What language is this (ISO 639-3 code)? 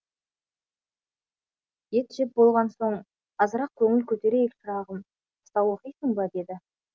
kaz